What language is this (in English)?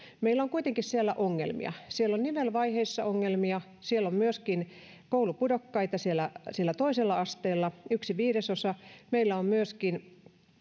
Finnish